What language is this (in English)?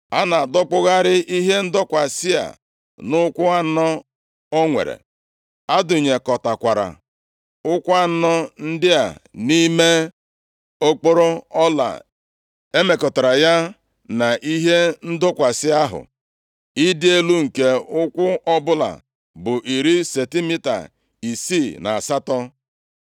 Igbo